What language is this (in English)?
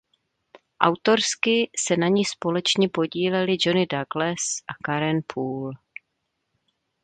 Czech